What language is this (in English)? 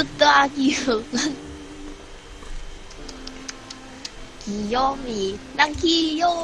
Korean